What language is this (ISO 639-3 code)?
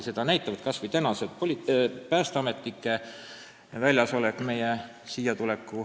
est